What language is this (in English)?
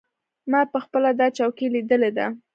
Pashto